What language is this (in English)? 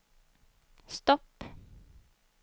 Swedish